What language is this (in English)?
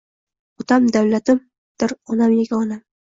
Uzbek